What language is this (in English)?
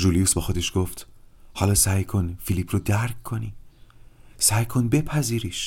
Persian